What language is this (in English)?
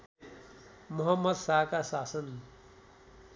Nepali